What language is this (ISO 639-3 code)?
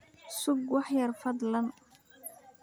som